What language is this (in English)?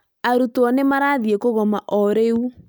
Kikuyu